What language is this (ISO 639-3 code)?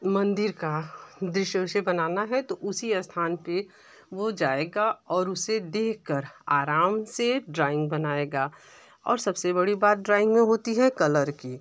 hin